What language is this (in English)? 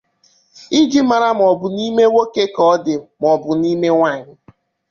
Igbo